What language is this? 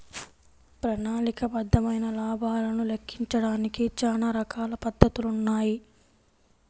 Telugu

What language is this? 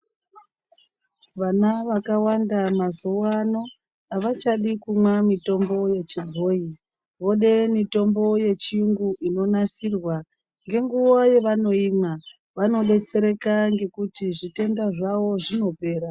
Ndau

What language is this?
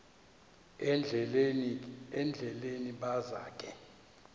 Xhosa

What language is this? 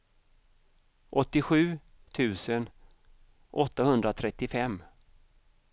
Swedish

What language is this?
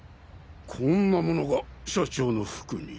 Japanese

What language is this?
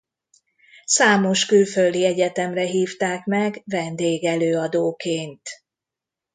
Hungarian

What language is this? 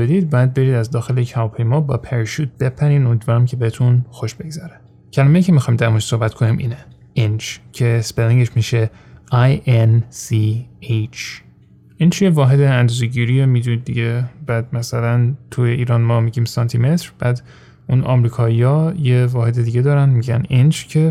Persian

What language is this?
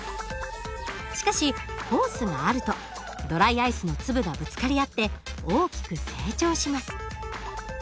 Japanese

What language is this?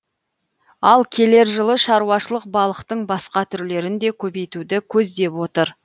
Kazakh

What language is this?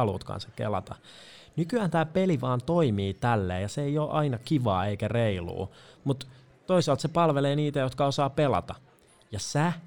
Finnish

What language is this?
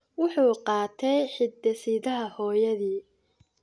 Somali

